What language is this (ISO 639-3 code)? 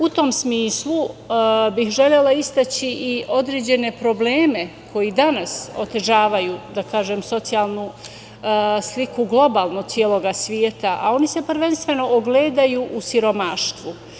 srp